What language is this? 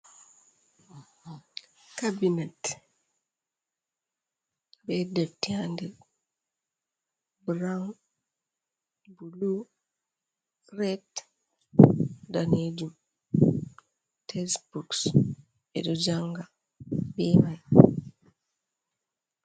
Fula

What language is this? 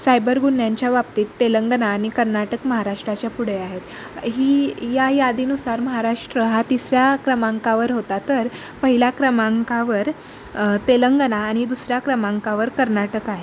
Marathi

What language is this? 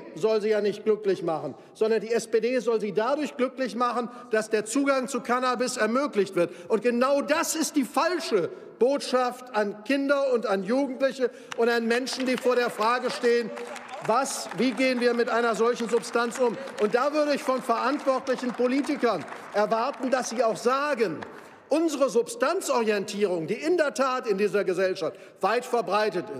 German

